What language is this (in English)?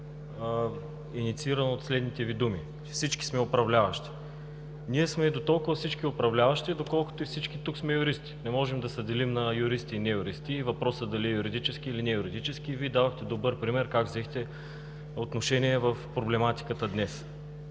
Bulgarian